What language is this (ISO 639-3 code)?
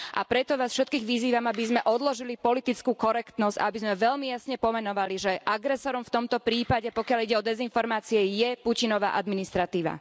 slk